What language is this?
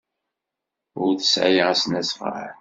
Kabyle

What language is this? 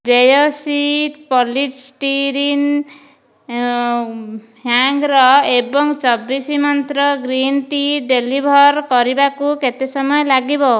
Odia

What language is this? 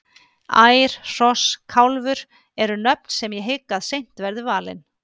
Icelandic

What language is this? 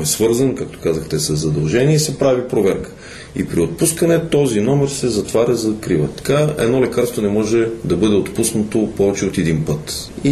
Bulgarian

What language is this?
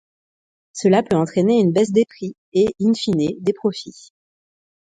French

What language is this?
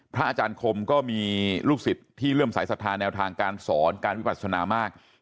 Thai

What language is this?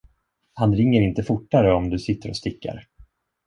Swedish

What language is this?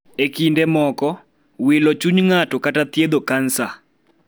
Luo (Kenya and Tanzania)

